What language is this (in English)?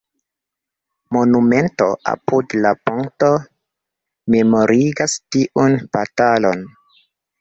Esperanto